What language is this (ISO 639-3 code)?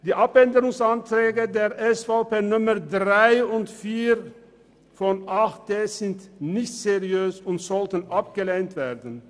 gsw